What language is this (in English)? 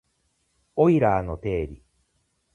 Japanese